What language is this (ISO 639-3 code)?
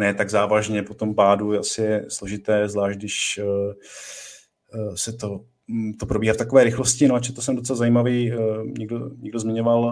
ces